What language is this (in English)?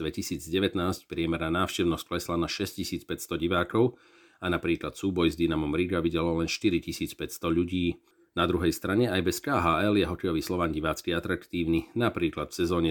Slovak